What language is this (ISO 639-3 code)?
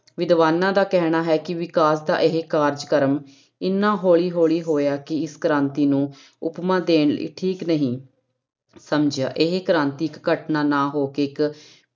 pan